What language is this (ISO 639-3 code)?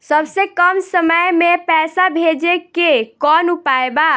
bho